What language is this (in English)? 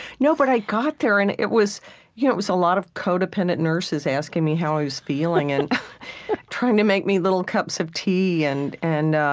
English